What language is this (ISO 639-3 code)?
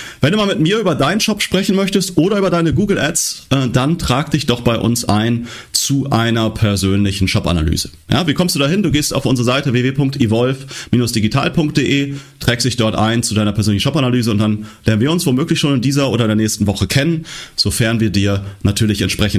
deu